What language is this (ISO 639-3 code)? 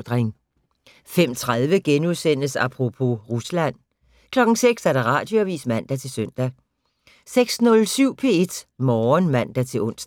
dan